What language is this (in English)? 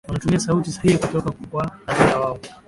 Swahili